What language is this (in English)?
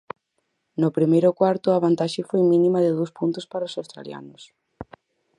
Galician